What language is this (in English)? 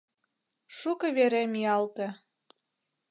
Mari